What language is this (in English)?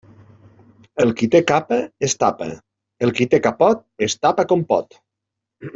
Catalan